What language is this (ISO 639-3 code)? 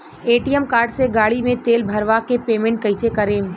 bho